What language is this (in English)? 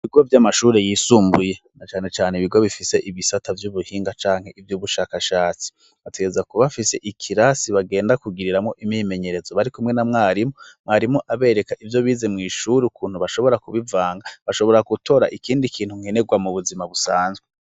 Rundi